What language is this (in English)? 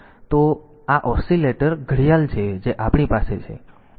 Gujarati